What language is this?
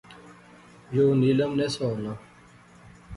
Pahari-Potwari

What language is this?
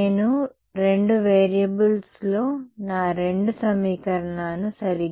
Telugu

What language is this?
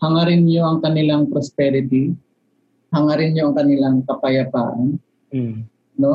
Filipino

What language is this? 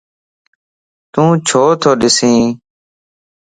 Lasi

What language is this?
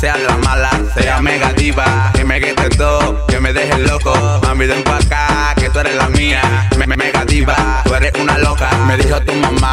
Swedish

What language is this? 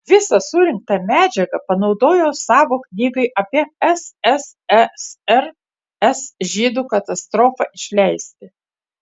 Lithuanian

